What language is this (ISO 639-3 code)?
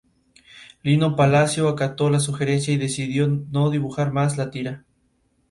spa